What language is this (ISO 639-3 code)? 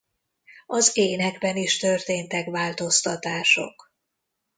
hun